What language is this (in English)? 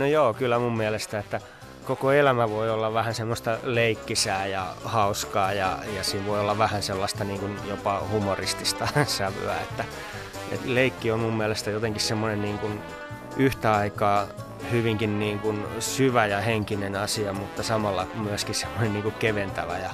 Finnish